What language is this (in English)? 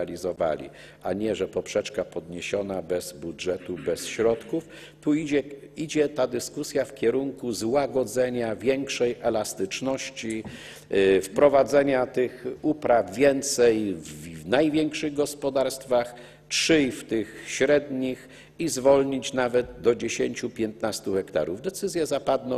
Polish